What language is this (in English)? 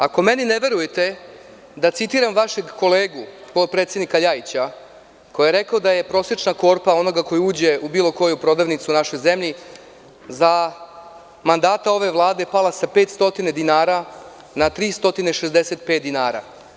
Serbian